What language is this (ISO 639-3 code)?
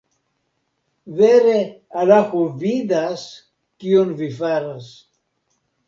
epo